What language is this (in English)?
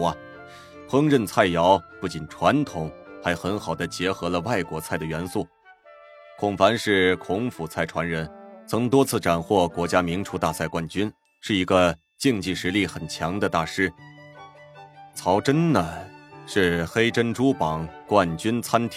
Chinese